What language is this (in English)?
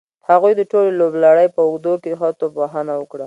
Pashto